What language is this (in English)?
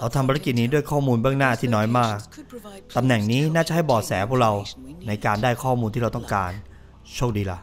Thai